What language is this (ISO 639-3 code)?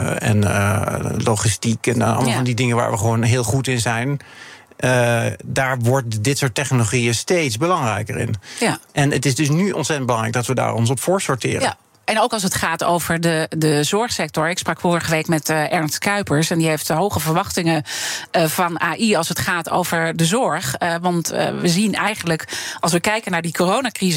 nld